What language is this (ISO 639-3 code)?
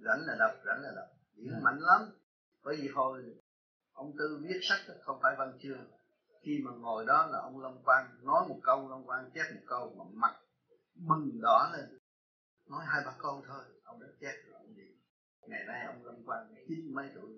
vie